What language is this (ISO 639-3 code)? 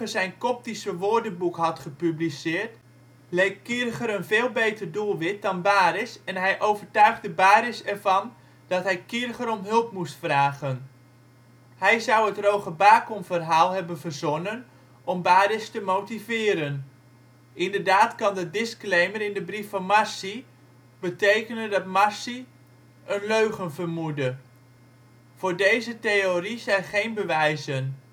nld